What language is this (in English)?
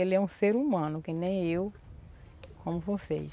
Portuguese